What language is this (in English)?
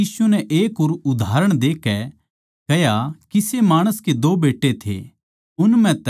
Haryanvi